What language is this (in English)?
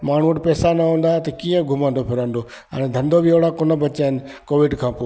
Sindhi